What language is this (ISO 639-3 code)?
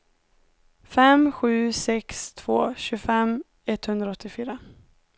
swe